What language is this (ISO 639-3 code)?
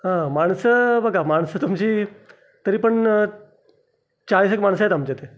mar